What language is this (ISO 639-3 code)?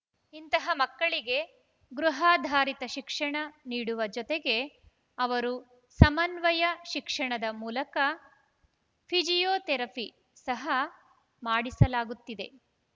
kan